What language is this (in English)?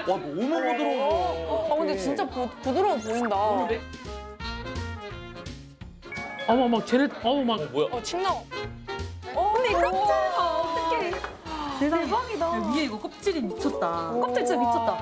Korean